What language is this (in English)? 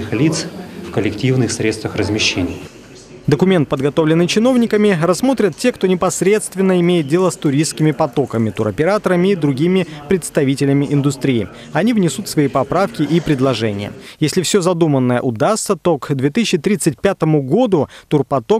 Russian